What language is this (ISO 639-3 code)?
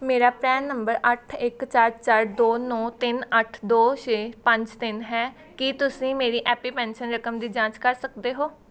pan